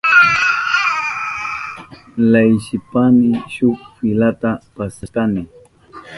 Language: Southern Pastaza Quechua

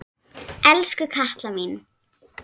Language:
Icelandic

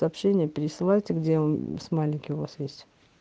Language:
Russian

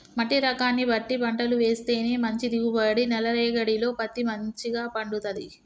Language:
Telugu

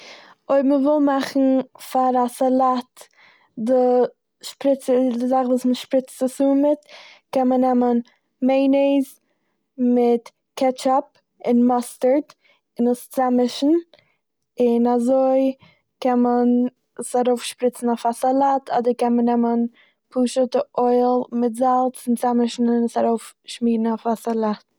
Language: Yiddish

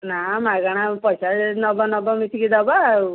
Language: Odia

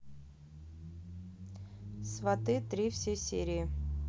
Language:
Russian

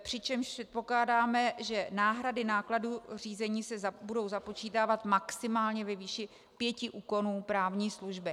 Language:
Czech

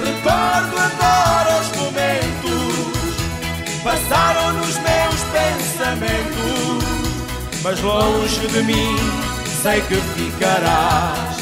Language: Portuguese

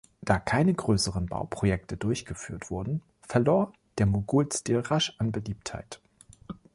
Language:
German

